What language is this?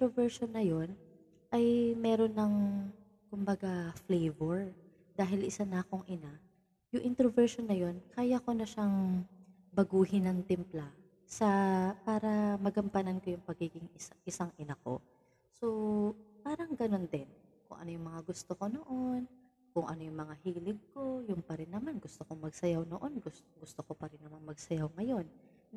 Filipino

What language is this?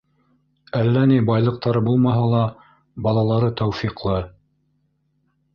Bashkir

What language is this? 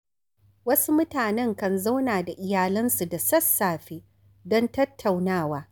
Hausa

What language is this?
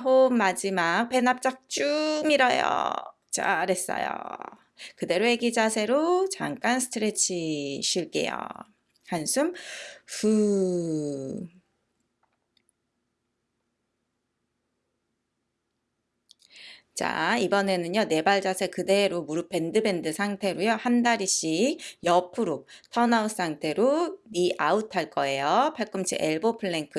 Korean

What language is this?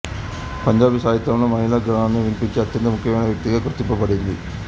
Telugu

